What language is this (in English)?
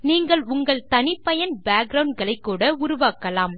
Tamil